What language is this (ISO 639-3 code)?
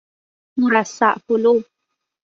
fas